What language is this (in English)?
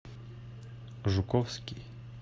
Russian